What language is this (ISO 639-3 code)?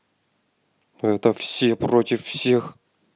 rus